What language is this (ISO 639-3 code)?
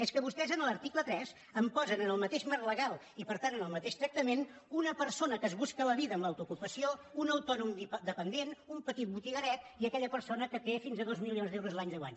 cat